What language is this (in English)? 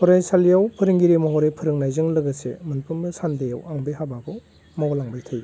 Bodo